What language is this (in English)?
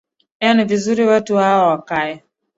Swahili